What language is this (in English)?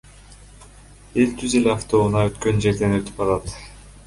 Kyrgyz